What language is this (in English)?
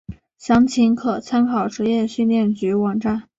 Chinese